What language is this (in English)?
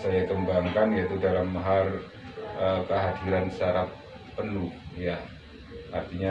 Indonesian